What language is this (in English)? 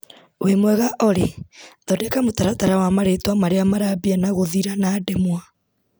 Kikuyu